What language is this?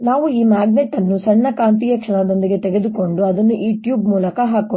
Kannada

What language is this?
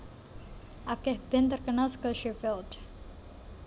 Javanese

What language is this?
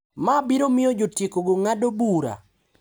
Luo (Kenya and Tanzania)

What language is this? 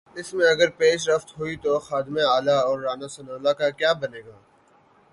Urdu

